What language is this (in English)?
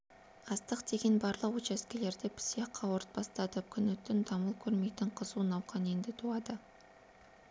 Kazakh